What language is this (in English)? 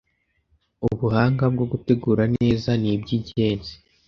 Kinyarwanda